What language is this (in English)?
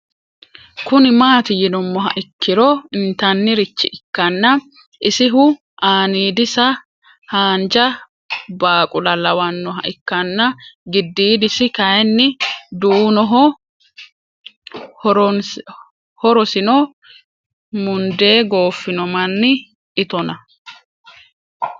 Sidamo